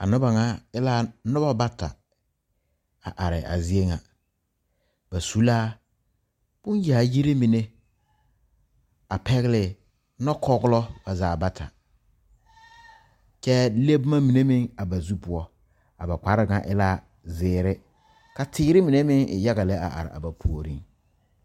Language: Southern Dagaare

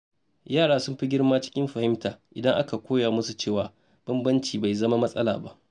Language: Hausa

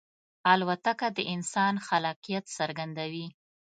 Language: Pashto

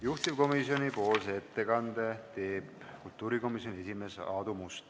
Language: Estonian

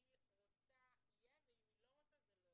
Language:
Hebrew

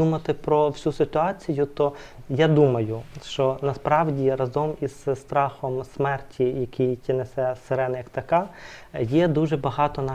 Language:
Ukrainian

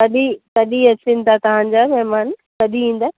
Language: Sindhi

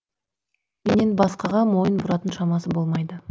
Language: Kazakh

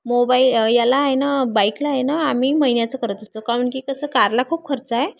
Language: Marathi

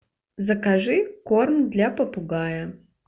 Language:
Russian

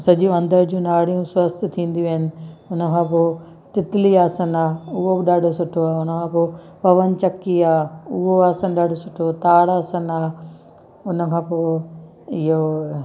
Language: Sindhi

